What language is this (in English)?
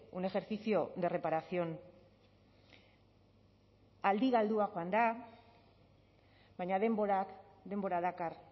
Basque